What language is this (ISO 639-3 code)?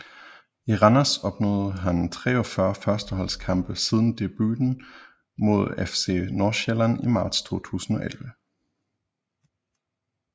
dan